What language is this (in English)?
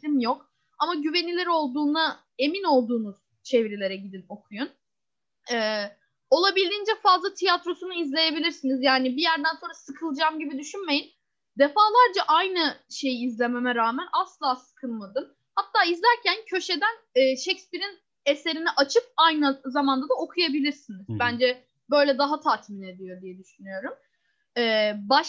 Turkish